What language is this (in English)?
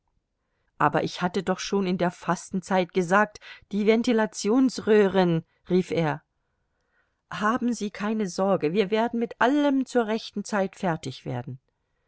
German